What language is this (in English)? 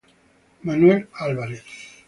Italian